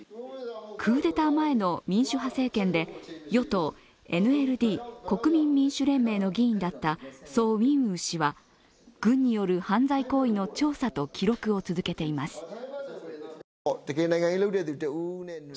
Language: Japanese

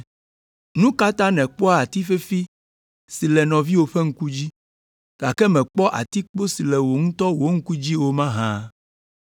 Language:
Ewe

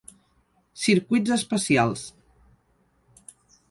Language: Catalan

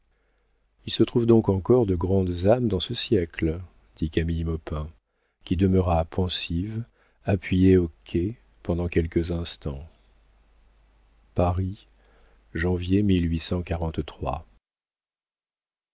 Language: French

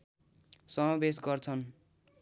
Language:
Nepali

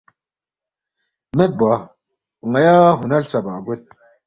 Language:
Balti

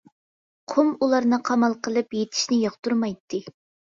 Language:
Uyghur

